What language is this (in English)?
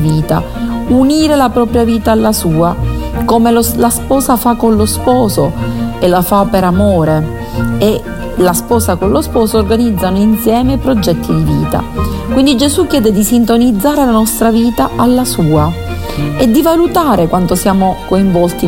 Italian